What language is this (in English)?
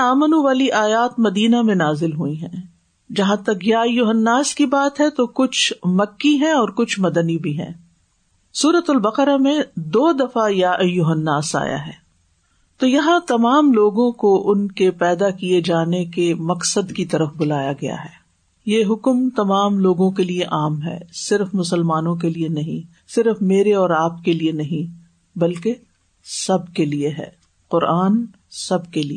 Urdu